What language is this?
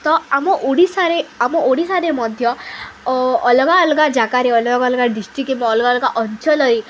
Odia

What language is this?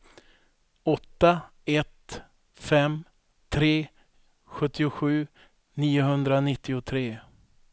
Swedish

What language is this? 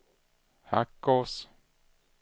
Swedish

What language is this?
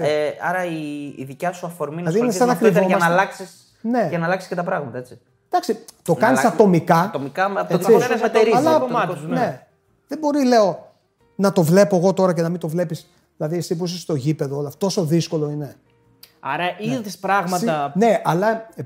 Greek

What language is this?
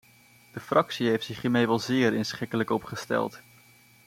Dutch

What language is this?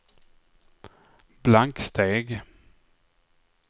Swedish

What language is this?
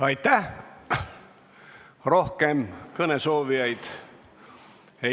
Estonian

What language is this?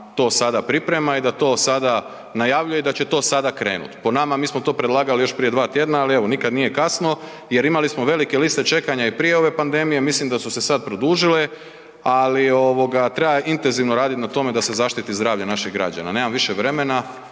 Croatian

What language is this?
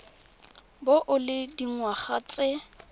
Tswana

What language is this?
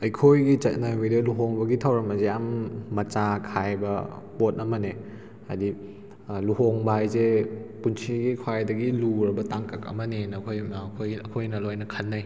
Manipuri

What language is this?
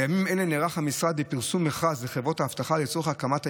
Hebrew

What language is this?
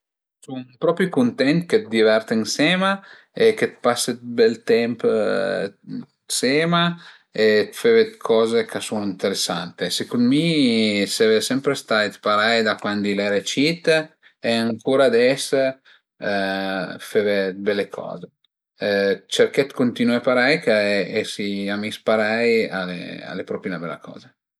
Piedmontese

